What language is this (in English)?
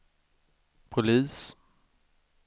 Swedish